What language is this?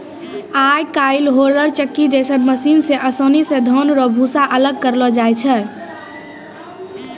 Maithili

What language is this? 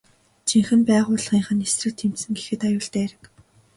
Mongolian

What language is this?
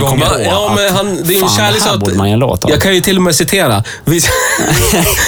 Swedish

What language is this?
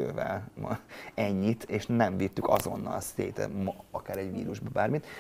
Hungarian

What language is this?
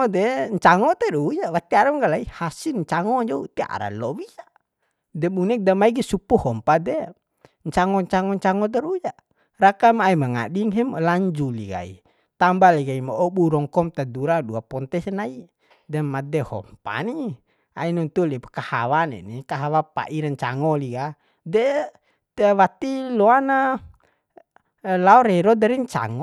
Bima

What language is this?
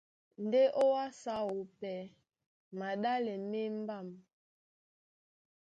Duala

